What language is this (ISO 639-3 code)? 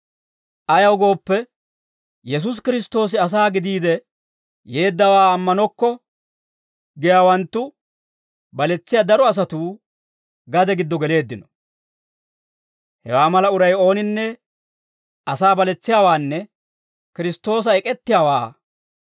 dwr